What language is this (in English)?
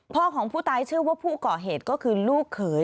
Thai